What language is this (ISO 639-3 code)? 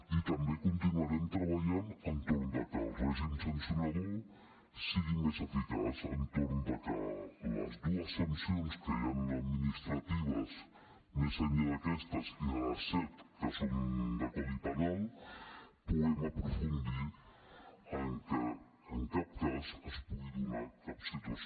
cat